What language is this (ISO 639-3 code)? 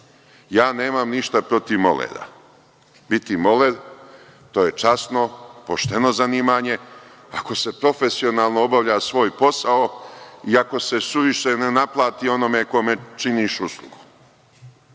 srp